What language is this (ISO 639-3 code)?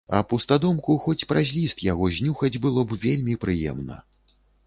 bel